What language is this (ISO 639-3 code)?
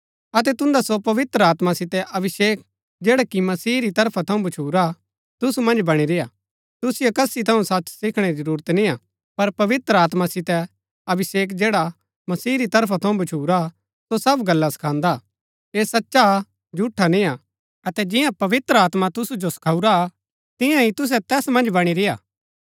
gbk